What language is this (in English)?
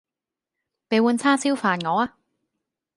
Cantonese